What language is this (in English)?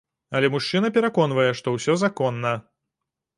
Belarusian